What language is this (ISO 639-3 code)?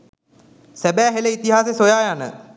sin